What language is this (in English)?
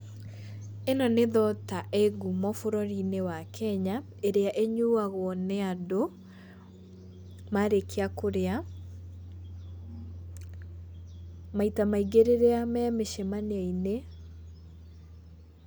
Kikuyu